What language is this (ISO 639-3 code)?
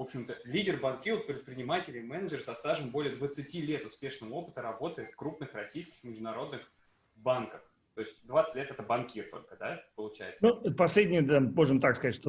rus